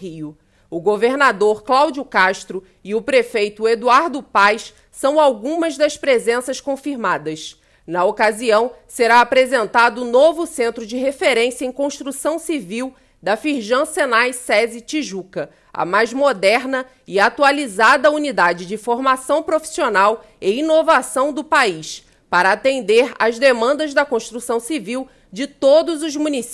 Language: Portuguese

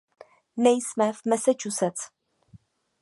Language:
Czech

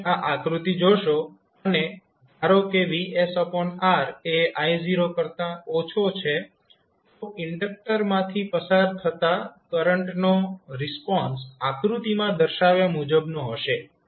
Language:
Gujarati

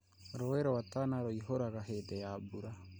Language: Kikuyu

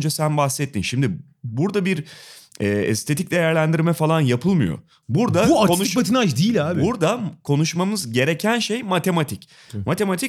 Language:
Turkish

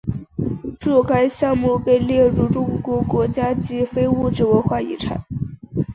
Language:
Chinese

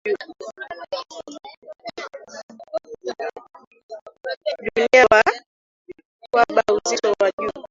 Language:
Swahili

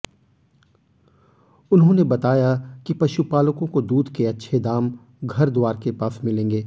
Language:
Hindi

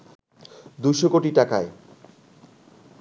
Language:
Bangla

